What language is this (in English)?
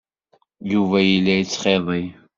Kabyle